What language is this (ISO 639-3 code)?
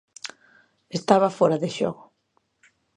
glg